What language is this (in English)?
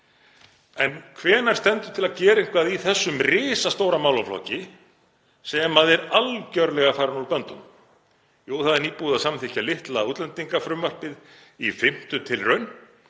Icelandic